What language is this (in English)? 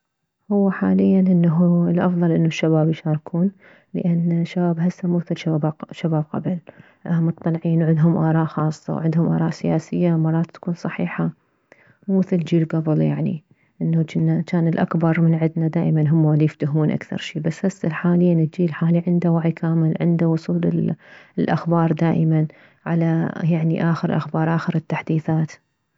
Mesopotamian Arabic